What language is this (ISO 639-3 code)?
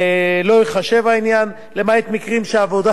heb